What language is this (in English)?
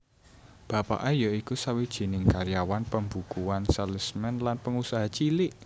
Javanese